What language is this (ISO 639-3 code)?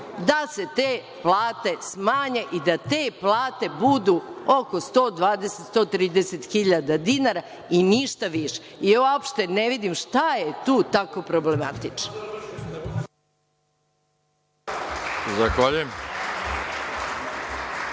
srp